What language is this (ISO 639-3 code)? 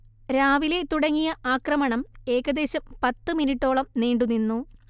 mal